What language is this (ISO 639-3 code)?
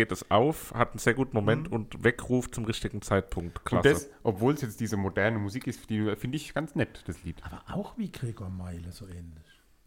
deu